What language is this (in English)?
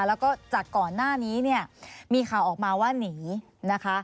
Thai